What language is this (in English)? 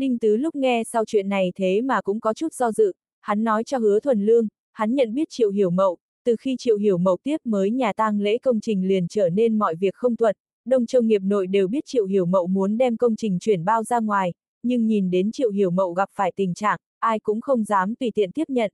Vietnamese